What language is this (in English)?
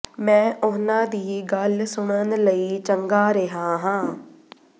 Punjabi